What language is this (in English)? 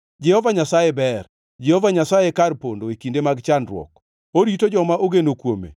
Luo (Kenya and Tanzania)